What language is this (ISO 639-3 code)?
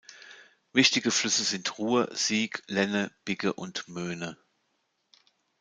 deu